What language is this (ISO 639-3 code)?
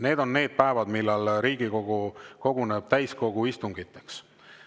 est